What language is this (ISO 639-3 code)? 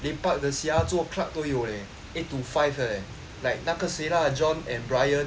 eng